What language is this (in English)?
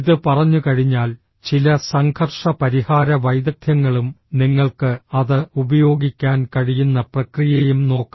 Malayalam